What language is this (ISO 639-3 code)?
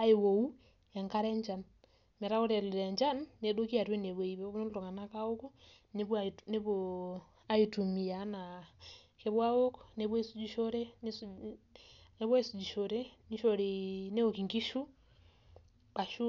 mas